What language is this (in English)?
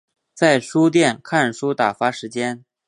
Chinese